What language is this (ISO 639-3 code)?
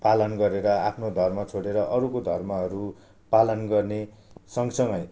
nep